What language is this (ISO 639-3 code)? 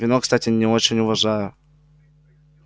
rus